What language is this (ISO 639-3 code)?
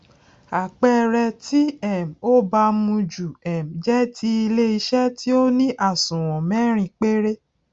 yor